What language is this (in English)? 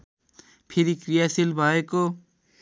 Nepali